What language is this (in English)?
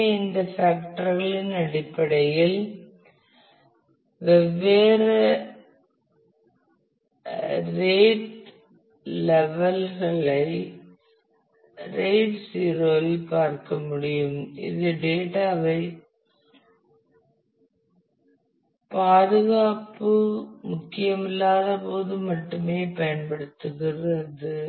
Tamil